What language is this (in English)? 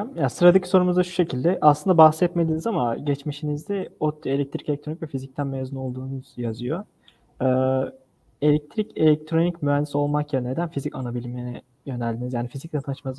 Turkish